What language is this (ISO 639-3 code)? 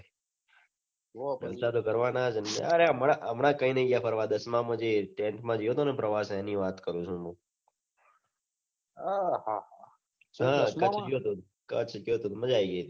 guj